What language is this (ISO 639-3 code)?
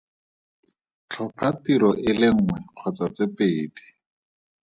tsn